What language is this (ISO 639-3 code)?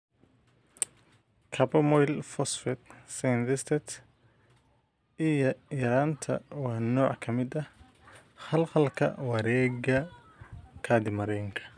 som